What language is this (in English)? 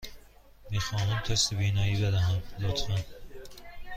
Persian